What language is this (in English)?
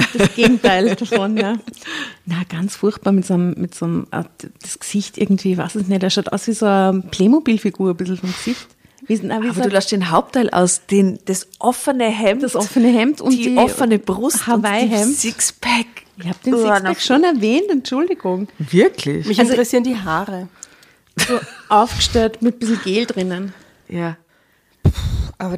German